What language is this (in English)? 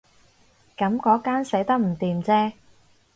Cantonese